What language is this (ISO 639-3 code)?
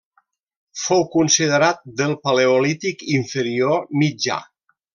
cat